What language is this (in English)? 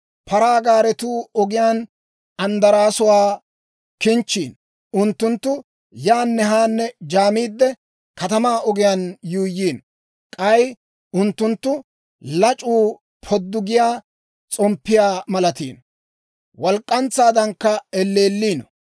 Dawro